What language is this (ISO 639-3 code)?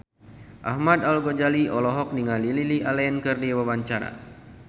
sun